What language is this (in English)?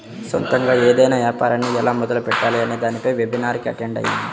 Telugu